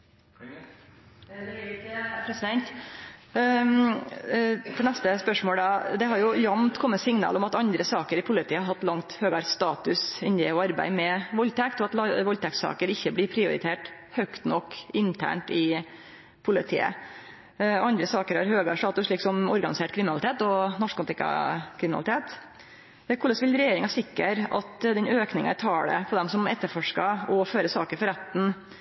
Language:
Norwegian Nynorsk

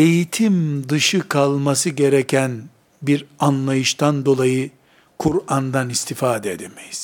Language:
Turkish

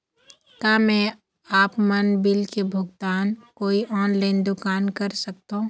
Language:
Chhattisgarhi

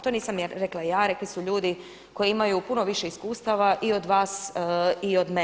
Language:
Croatian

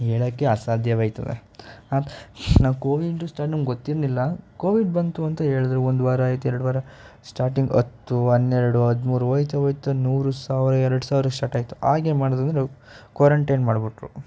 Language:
Kannada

